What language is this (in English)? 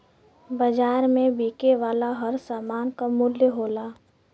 Bhojpuri